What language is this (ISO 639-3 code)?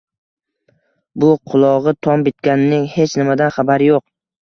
uzb